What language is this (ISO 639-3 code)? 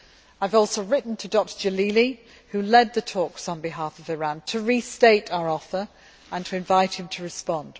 eng